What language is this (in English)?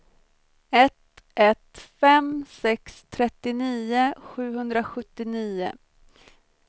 Swedish